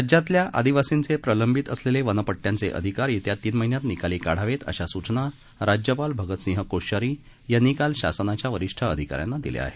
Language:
Marathi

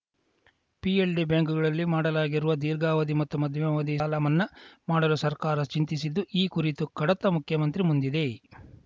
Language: Kannada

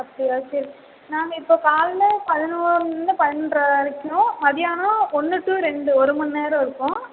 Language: Tamil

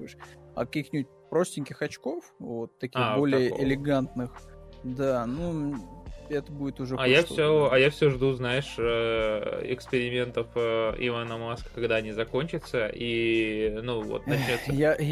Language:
Russian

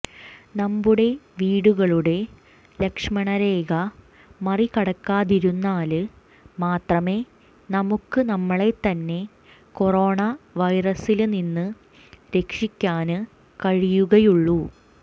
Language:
Malayalam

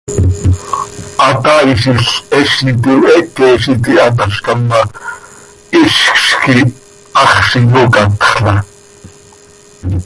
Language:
Seri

